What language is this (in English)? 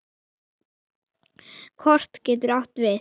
Icelandic